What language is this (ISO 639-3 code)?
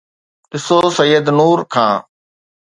snd